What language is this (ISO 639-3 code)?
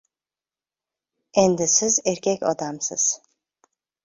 uzb